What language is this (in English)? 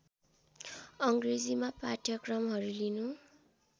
Nepali